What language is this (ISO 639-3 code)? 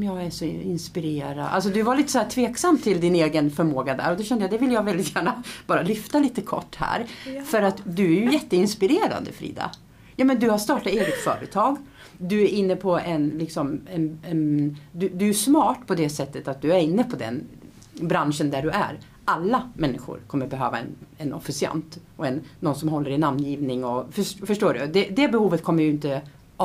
swe